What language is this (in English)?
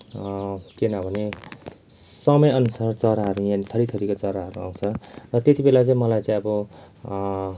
Nepali